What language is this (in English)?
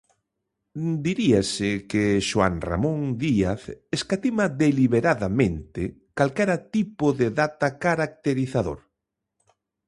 Galician